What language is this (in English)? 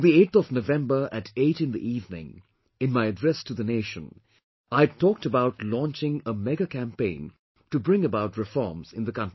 English